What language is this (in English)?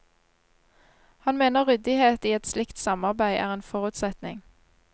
Norwegian